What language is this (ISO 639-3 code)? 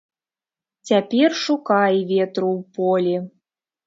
bel